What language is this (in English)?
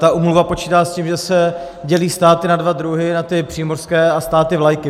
Czech